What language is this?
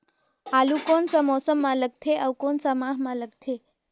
Chhattisgarhi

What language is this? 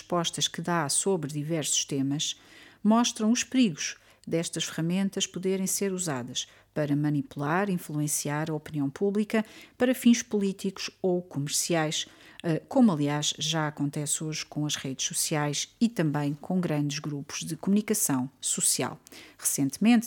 Portuguese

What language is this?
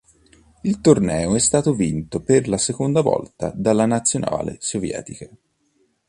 Italian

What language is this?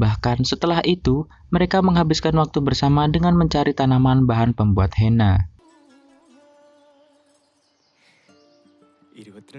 Indonesian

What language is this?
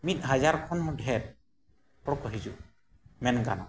Santali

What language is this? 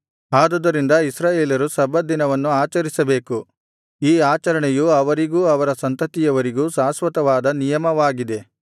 Kannada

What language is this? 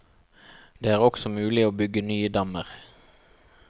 Norwegian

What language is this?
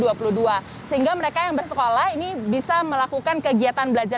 Indonesian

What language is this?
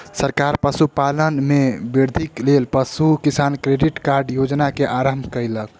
Maithili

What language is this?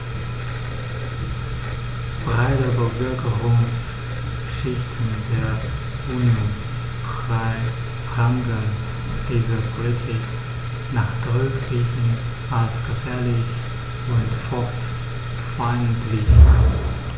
German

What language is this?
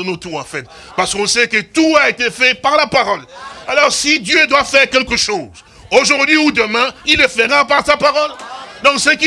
French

